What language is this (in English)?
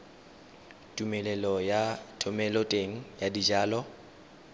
Tswana